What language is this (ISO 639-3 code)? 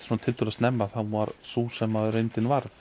isl